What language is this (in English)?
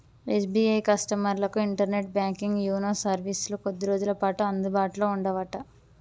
Telugu